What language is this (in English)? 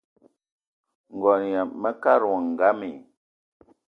Eton (Cameroon)